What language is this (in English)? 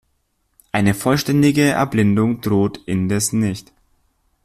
German